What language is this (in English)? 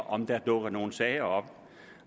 Danish